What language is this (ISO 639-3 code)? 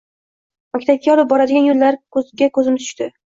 uzb